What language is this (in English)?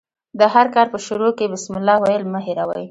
Pashto